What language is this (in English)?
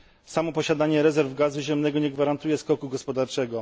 Polish